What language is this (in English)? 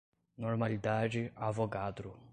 Portuguese